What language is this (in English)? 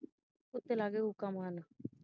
Punjabi